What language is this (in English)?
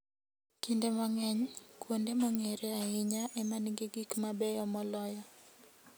Luo (Kenya and Tanzania)